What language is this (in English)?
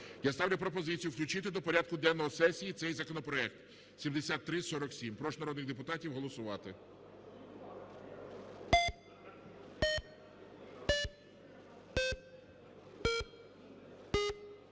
Ukrainian